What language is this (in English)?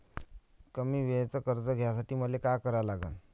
Marathi